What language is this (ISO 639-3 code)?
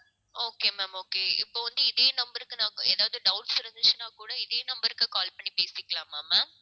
tam